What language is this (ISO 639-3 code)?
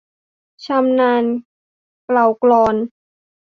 tha